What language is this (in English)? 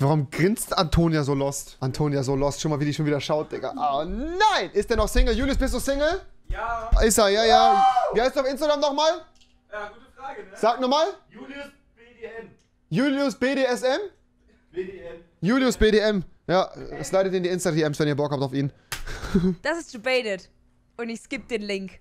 German